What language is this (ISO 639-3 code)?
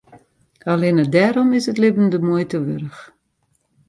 fry